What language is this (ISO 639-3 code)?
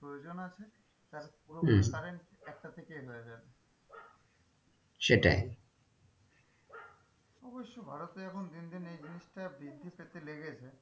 ben